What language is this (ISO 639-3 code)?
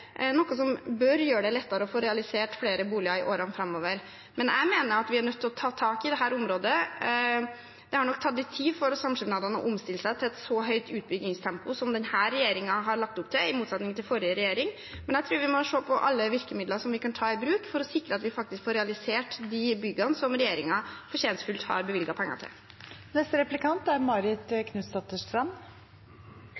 nob